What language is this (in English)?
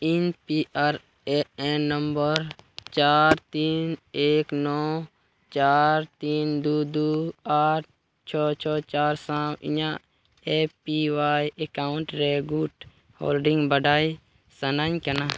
Santali